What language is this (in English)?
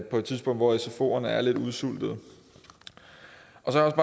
Danish